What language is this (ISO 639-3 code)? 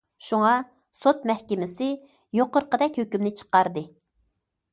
uig